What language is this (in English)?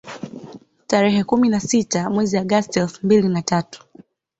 Swahili